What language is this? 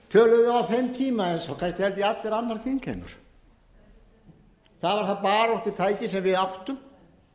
Icelandic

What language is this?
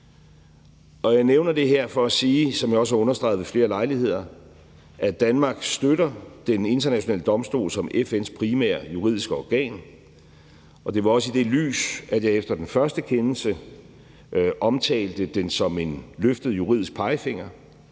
Danish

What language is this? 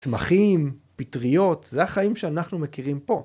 Hebrew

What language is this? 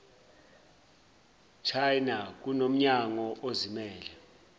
Zulu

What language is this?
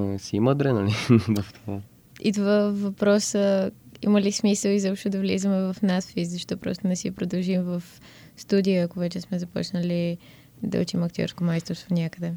Bulgarian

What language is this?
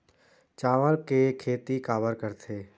Chhattisgarhi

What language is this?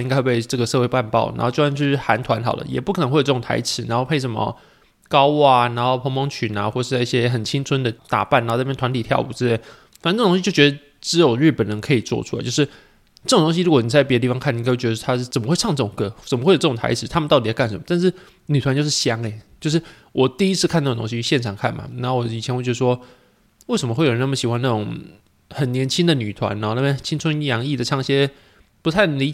Chinese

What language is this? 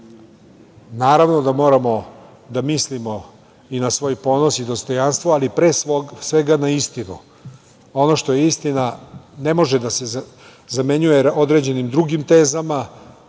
Serbian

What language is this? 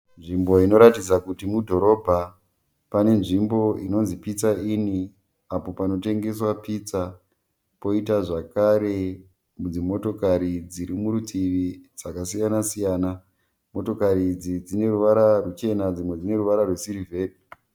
Shona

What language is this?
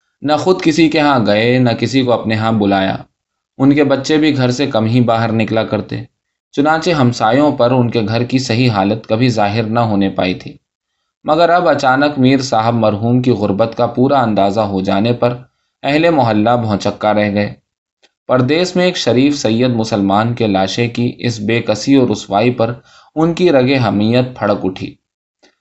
Urdu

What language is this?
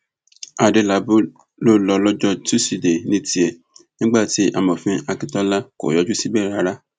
Yoruba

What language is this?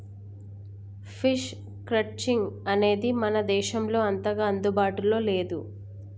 Telugu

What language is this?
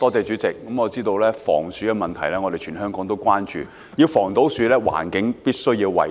Cantonese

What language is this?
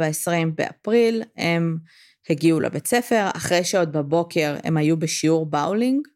Hebrew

